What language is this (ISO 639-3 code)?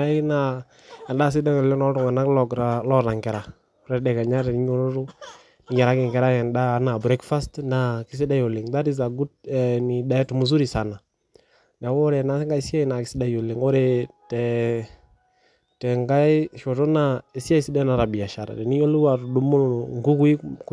mas